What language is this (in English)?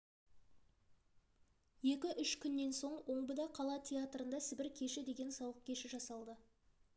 Kazakh